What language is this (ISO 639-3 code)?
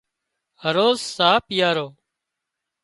kxp